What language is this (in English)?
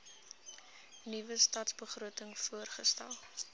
Afrikaans